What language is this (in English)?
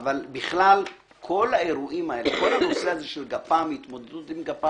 Hebrew